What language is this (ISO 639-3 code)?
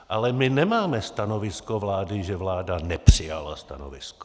ces